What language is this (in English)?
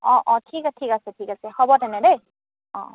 Assamese